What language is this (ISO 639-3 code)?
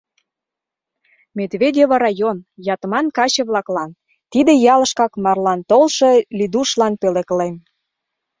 chm